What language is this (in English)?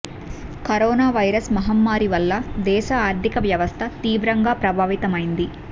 Telugu